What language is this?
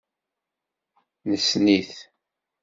Kabyle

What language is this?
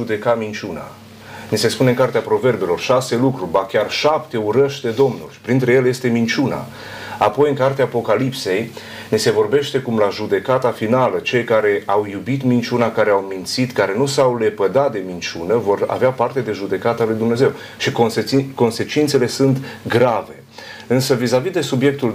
Romanian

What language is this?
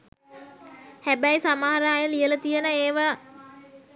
Sinhala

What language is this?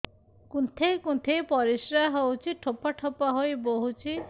Odia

